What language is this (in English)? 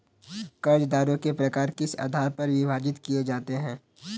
Hindi